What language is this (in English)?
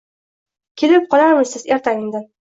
Uzbek